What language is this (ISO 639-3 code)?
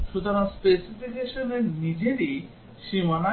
ben